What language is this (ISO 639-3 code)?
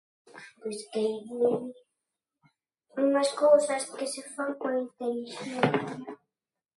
glg